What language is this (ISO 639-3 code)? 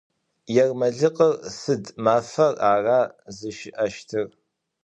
ady